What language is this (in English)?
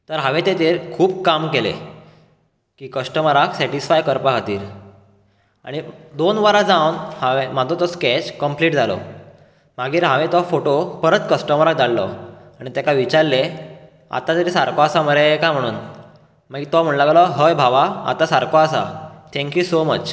Konkani